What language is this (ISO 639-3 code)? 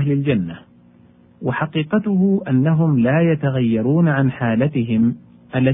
ara